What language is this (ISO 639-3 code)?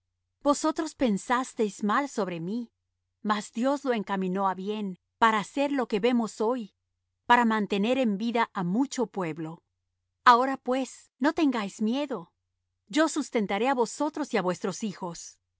spa